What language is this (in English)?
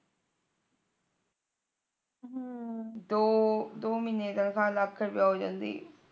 Punjabi